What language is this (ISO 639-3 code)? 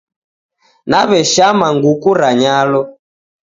dav